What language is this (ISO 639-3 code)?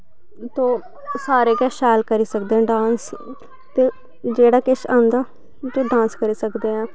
doi